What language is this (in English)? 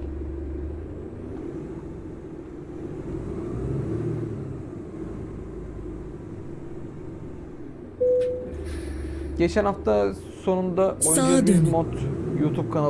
Turkish